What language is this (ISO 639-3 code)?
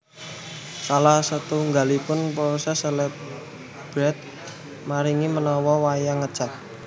jav